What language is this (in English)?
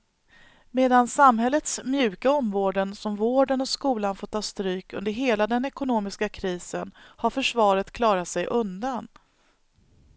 Swedish